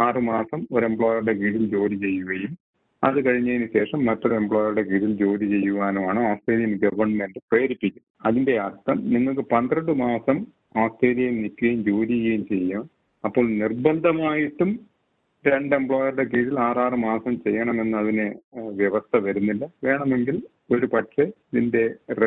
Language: Malayalam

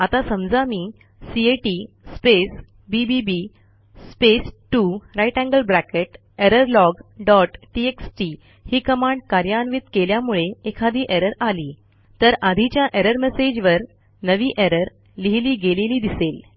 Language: Marathi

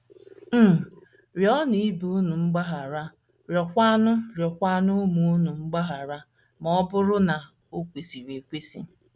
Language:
Igbo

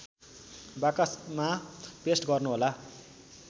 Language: Nepali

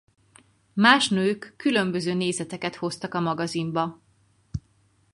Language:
Hungarian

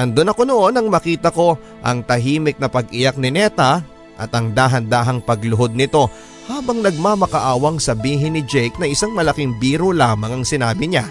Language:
Filipino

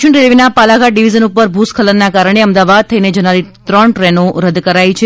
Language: Gujarati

